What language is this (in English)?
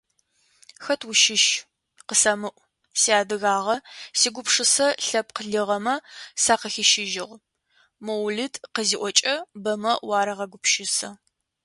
Adyghe